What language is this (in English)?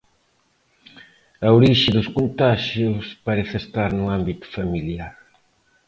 Galician